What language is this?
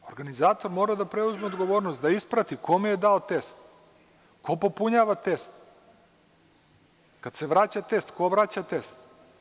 Serbian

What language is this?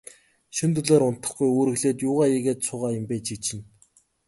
Mongolian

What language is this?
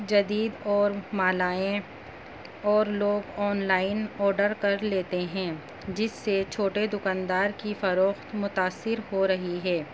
Urdu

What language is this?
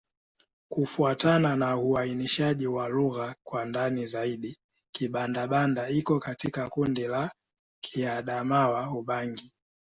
Swahili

